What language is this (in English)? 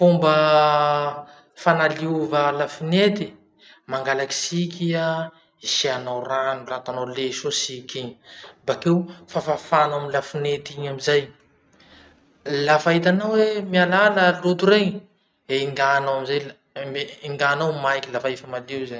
Masikoro Malagasy